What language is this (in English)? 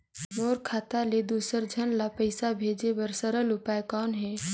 Chhattisgarhi